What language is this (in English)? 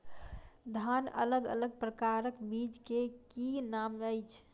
Maithili